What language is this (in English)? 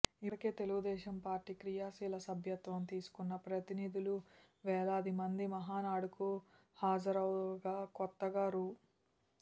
Telugu